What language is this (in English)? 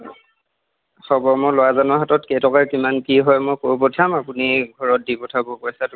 Assamese